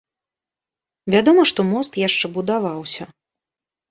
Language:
Belarusian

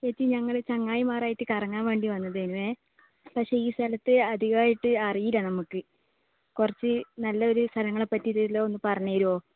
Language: Malayalam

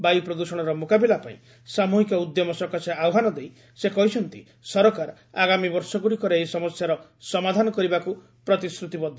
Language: Odia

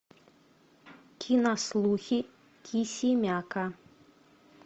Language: Russian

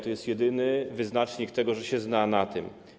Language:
Polish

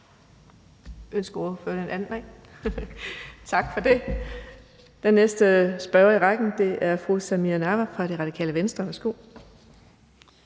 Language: Danish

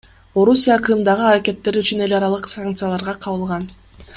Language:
Kyrgyz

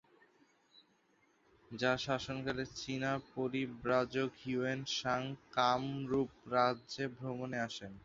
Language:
Bangla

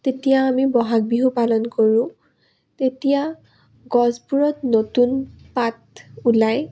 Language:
Assamese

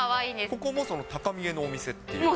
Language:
Japanese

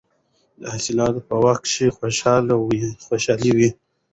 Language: Pashto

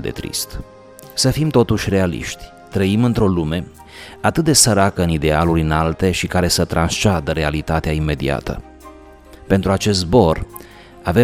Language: Romanian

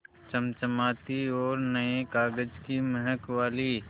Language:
Hindi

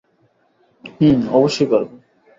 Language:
Bangla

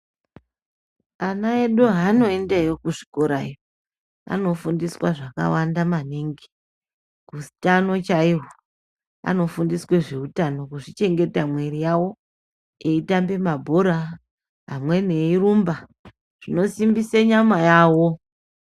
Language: Ndau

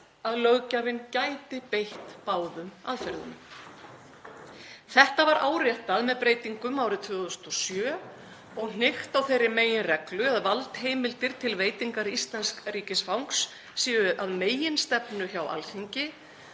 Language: Icelandic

